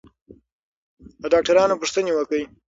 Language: Pashto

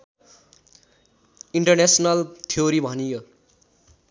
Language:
Nepali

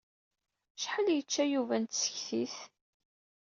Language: Kabyle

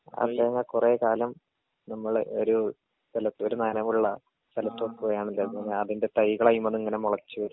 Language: Malayalam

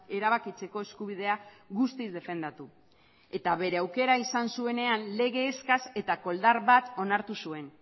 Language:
Basque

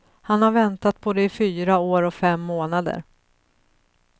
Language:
Swedish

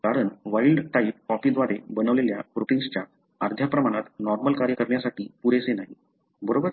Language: Marathi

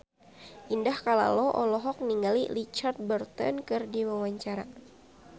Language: Sundanese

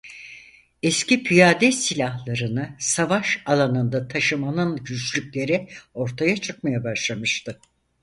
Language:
Turkish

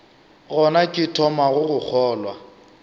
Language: Northern Sotho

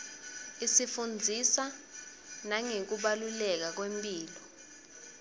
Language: Swati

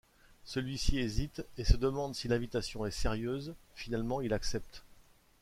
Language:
French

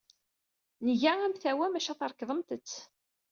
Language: Kabyle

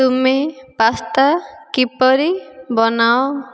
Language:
Odia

